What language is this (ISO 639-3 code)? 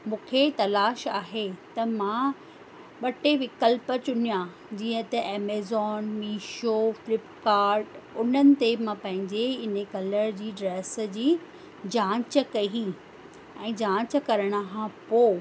snd